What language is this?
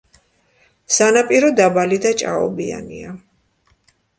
Georgian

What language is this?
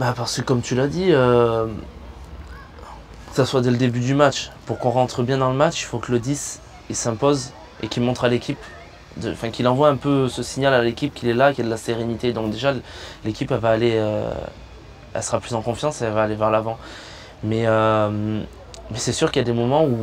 French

